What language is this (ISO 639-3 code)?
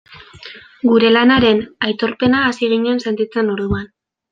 eus